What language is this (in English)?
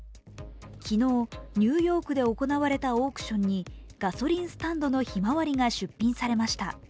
Japanese